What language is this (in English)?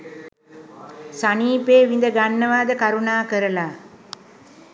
Sinhala